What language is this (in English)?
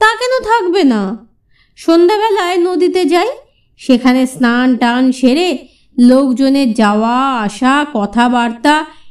Bangla